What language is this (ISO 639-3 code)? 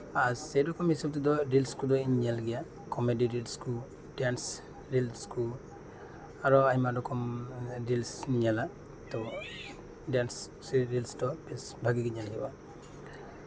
sat